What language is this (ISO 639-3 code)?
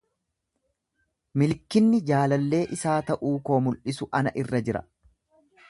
orm